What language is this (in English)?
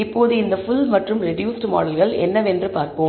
Tamil